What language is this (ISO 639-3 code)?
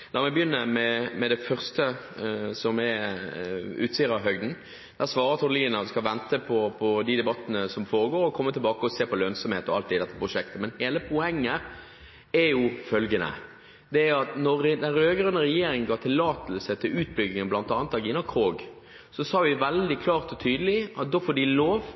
nob